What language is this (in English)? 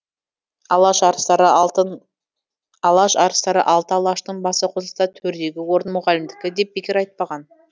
Kazakh